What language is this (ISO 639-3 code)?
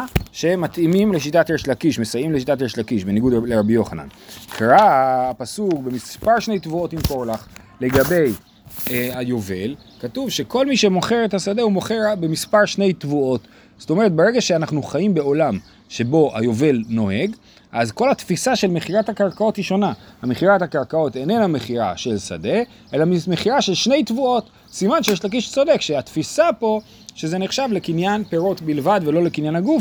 heb